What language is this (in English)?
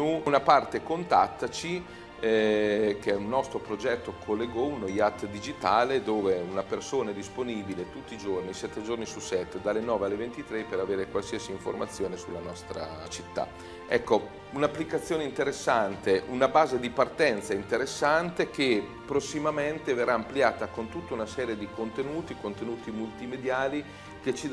Italian